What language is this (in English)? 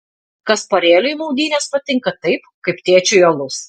Lithuanian